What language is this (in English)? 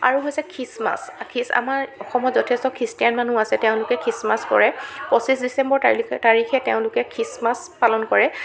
Assamese